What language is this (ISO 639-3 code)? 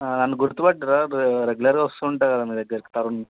tel